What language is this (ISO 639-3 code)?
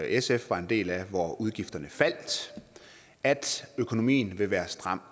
dan